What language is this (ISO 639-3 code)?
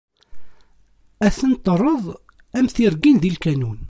kab